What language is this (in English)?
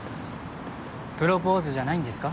Japanese